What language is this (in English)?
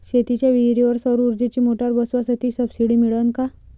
Marathi